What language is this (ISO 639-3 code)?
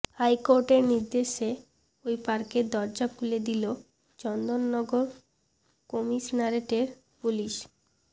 ben